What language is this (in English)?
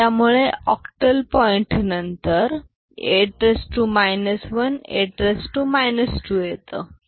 Marathi